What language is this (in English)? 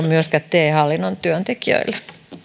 Finnish